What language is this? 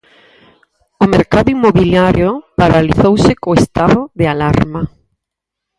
Galician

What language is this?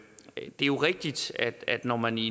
Danish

